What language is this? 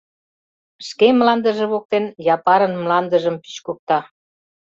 Mari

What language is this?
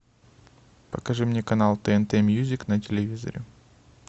Russian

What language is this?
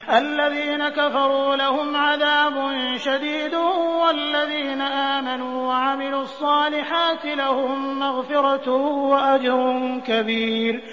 Arabic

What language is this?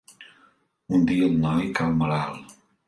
Catalan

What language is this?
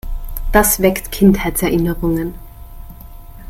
German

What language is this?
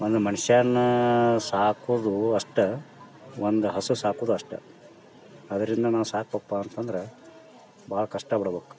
Kannada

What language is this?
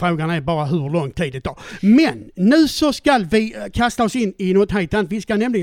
Swedish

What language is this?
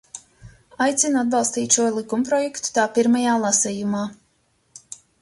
Latvian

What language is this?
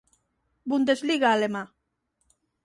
Galician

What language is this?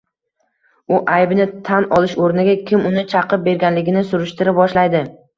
Uzbek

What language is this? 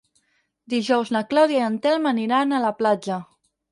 Catalan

